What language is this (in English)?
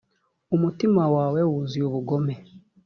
Kinyarwanda